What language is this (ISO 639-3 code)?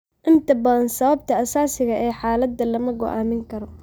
som